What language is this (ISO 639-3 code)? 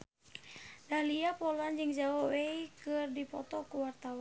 sun